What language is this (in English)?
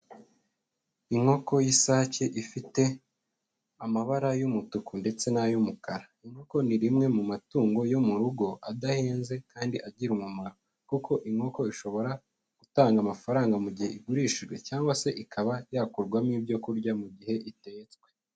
Kinyarwanda